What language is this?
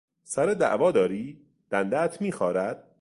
Persian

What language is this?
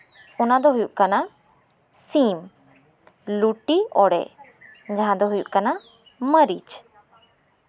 Santali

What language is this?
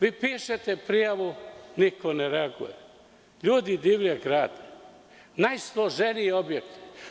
Serbian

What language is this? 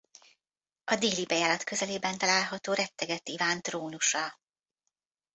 Hungarian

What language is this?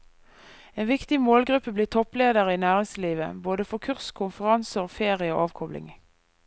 Norwegian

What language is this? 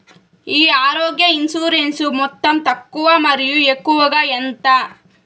Telugu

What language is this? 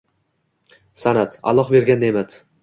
Uzbek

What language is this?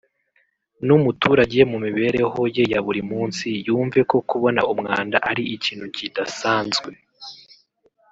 Kinyarwanda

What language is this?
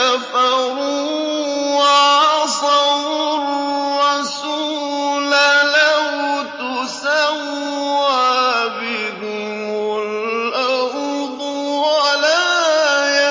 Arabic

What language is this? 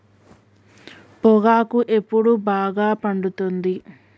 Telugu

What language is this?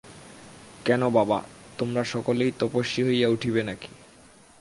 Bangla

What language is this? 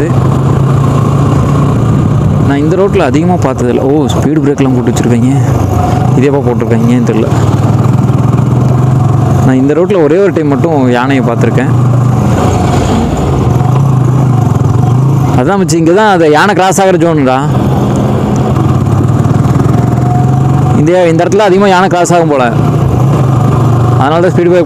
Romanian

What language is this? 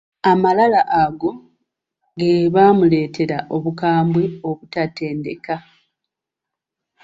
Ganda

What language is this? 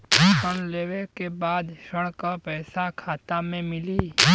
Bhojpuri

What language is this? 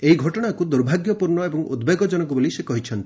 Odia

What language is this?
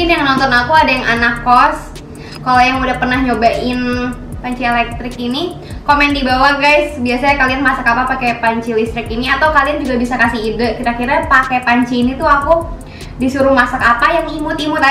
Indonesian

